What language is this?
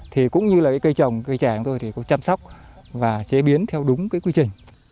Vietnamese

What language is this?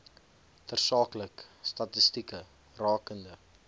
Afrikaans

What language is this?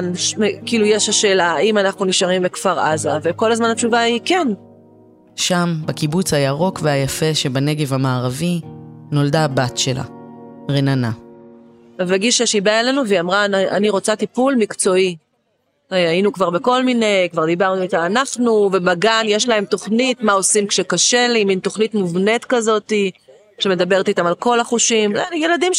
Hebrew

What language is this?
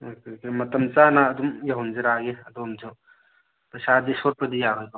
Manipuri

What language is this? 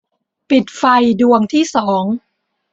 Thai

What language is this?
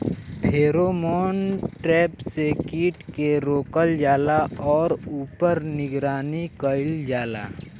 Bhojpuri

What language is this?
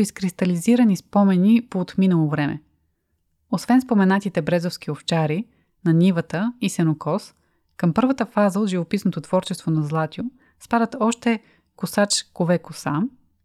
Bulgarian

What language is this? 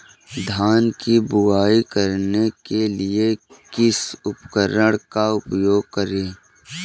Hindi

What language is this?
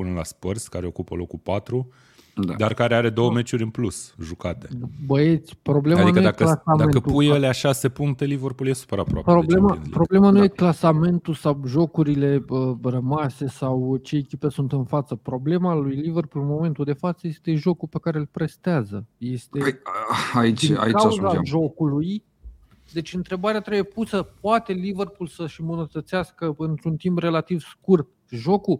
Romanian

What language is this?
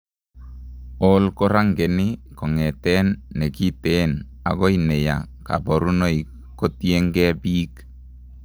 Kalenjin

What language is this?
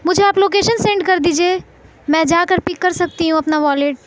Urdu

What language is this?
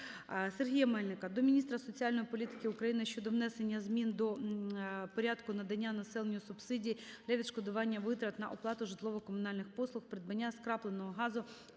Ukrainian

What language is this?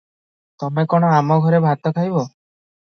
Odia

